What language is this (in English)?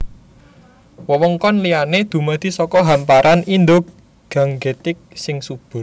Javanese